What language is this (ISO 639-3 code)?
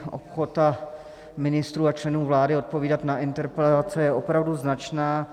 ces